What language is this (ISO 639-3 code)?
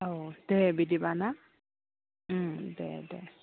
brx